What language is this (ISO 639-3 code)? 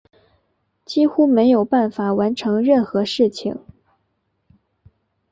zho